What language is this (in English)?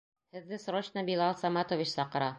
Bashkir